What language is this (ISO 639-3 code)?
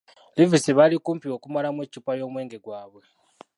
lug